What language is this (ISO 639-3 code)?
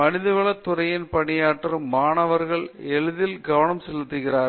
tam